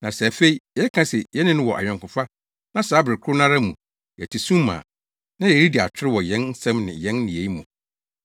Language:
Akan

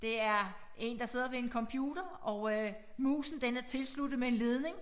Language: Danish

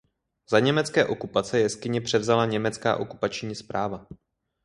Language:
Czech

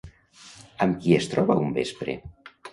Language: Catalan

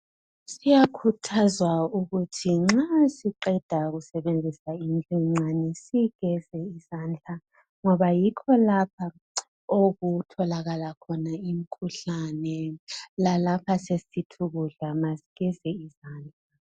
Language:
North Ndebele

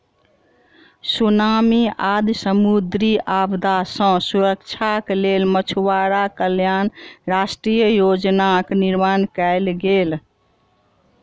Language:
Maithili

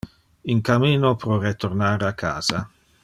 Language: Interlingua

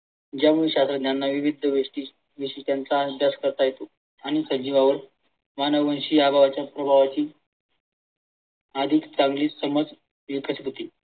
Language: Marathi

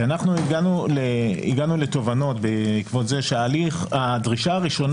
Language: Hebrew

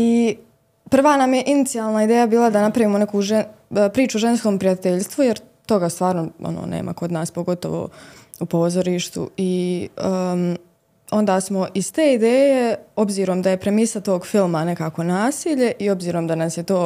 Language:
Croatian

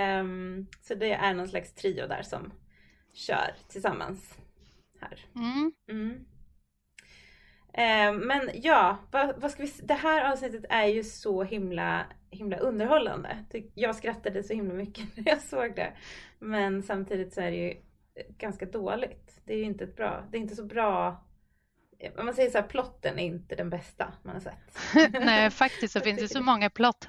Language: Swedish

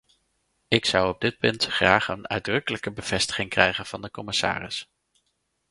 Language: Dutch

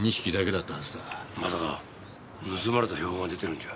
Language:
Japanese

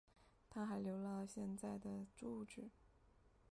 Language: Chinese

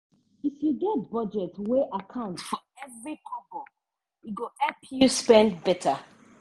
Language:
Nigerian Pidgin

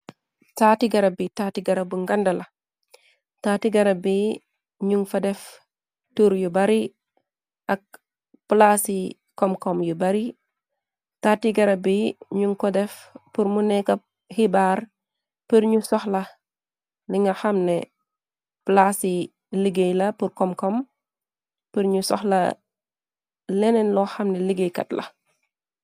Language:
Wolof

